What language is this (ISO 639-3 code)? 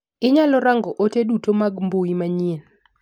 luo